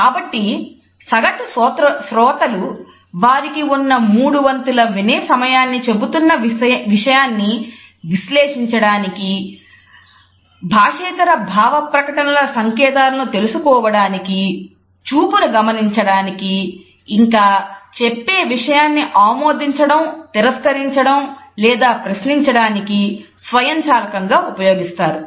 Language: Telugu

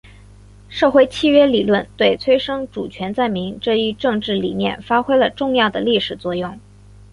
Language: Chinese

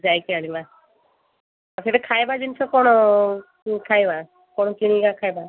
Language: Odia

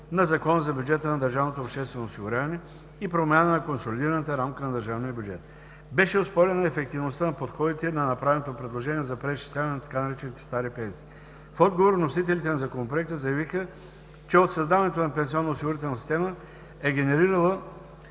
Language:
Bulgarian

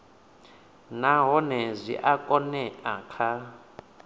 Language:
Venda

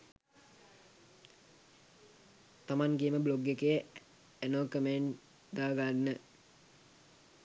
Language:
Sinhala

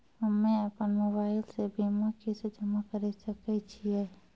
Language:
Maithili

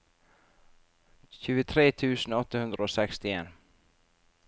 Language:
Norwegian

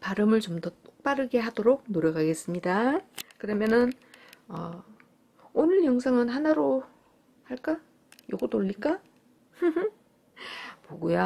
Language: Korean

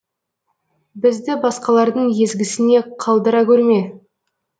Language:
Kazakh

